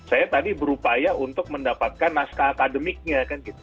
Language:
Indonesian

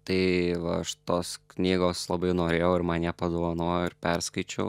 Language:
Lithuanian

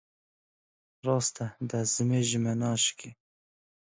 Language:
Kurdish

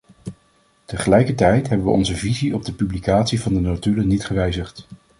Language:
Dutch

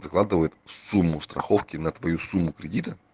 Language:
Russian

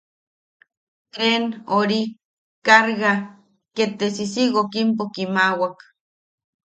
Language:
Yaqui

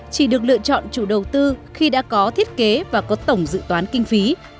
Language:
Vietnamese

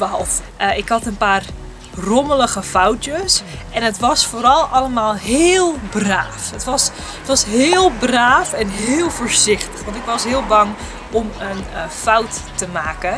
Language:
Dutch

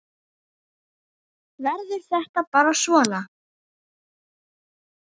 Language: Icelandic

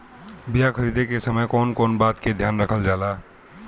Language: Bhojpuri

